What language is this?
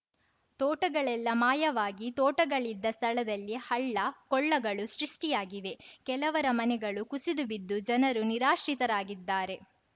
Kannada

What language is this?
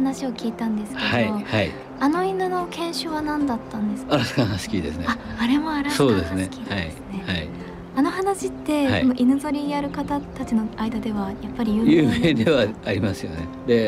Japanese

